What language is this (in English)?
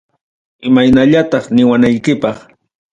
Ayacucho Quechua